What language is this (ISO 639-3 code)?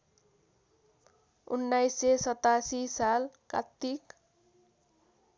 nep